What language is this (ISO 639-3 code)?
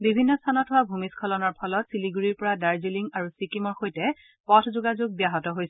asm